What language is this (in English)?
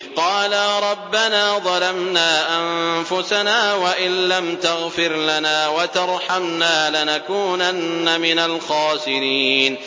Arabic